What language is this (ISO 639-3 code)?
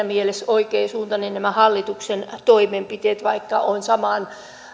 fin